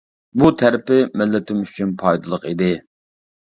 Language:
Uyghur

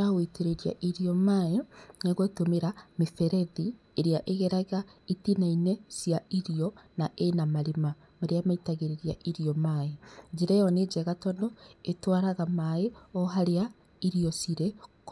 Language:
Kikuyu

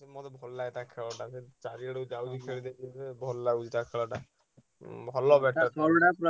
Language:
Odia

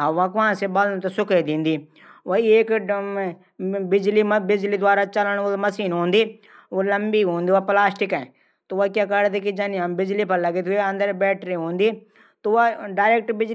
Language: Garhwali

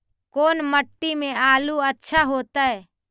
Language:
Magahi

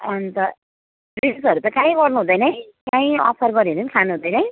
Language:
Nepali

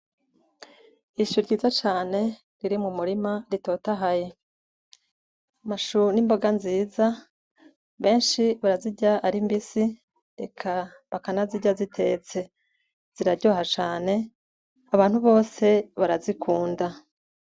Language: Rundi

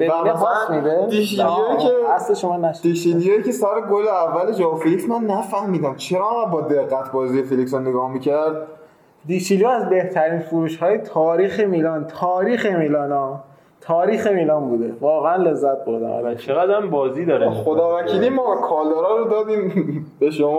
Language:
Persian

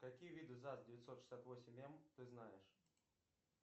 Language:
Russian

